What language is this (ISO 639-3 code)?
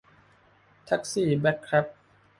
tha